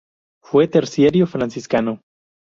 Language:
Spanish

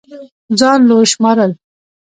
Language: Pashto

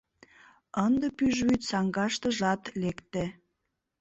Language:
Mari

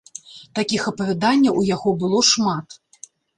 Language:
Belarusian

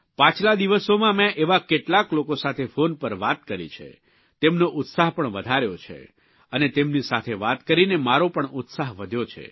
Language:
Gujarati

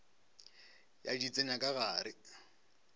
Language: Northern Sotho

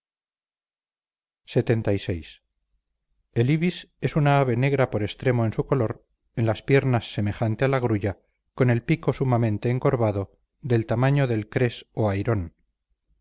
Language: Spanish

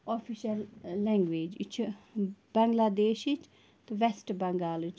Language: Kashmiri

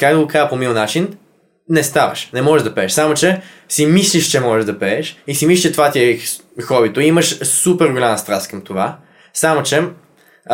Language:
Bulgarian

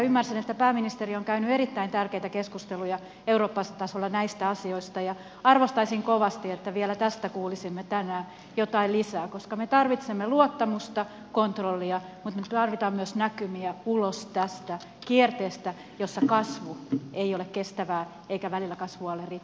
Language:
Finnish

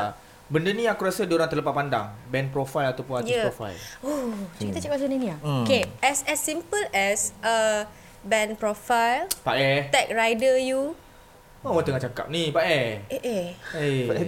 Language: Malay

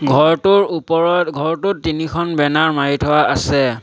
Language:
Assamese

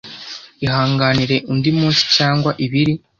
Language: Kinyarwanda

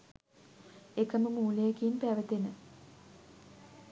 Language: Sinhala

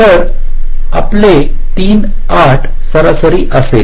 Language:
Marathi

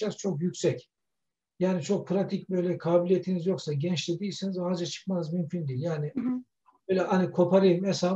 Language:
Turkish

